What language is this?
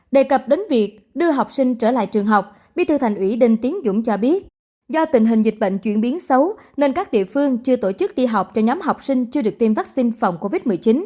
Vietnamese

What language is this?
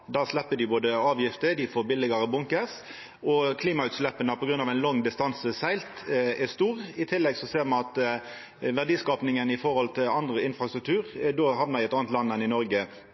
Norwegian Nynorsk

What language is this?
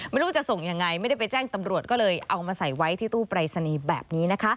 Thai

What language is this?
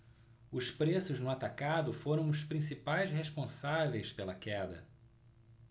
Portuguese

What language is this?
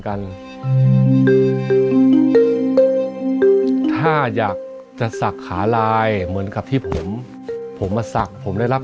Thai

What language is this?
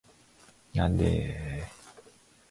Japanese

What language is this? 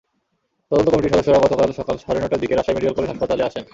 Bangla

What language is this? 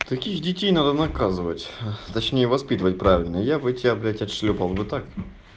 Russian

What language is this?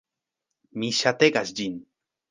Esperanto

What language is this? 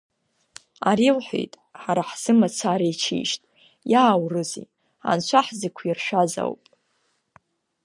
Abkhazian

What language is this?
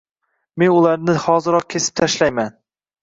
Uzbek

